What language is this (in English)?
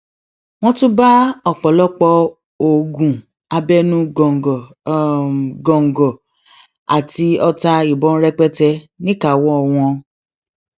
Yoruba